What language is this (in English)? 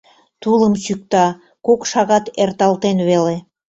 Mari